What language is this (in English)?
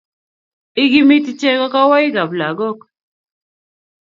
Kalenjin